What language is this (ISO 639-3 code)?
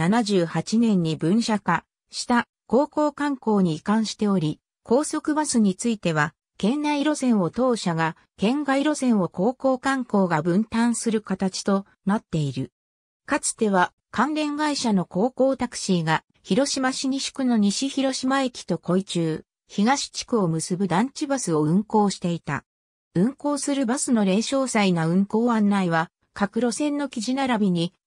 jpn